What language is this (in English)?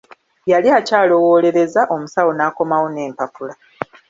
Ganda